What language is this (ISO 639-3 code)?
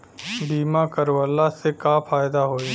bho